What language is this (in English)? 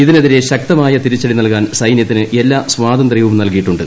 Malayalam